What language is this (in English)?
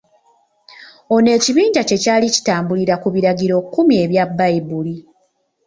Ganda